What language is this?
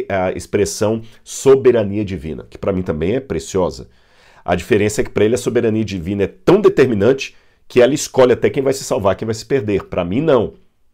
Portuguese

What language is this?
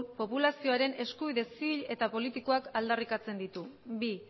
Basque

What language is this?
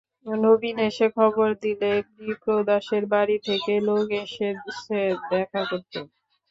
Bangla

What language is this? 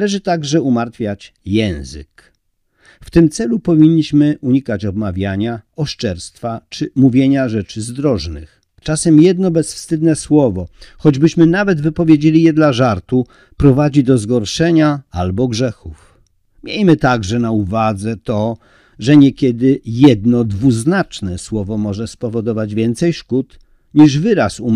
Polish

